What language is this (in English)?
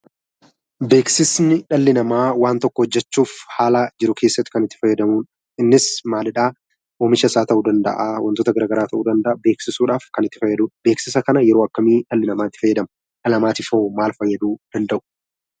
Oromo